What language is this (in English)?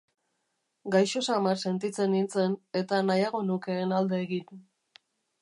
Basque